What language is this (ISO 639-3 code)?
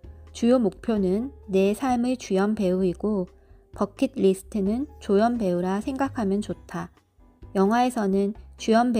kor